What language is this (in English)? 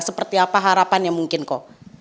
Indonesian